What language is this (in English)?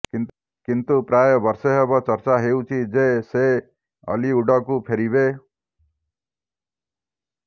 Odia